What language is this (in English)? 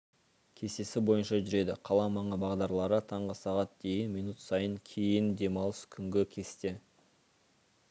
Kazakh